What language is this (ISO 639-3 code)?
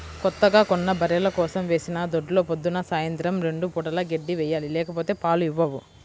tel